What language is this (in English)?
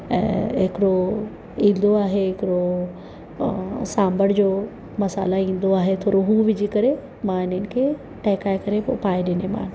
Sindhi